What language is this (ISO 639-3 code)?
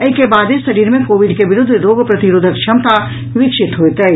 mai